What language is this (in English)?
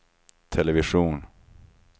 Swedish